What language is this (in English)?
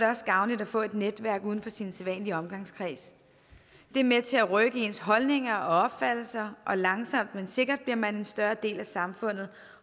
Danish